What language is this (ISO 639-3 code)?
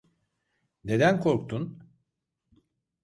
tur